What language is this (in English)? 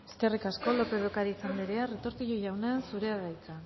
Basque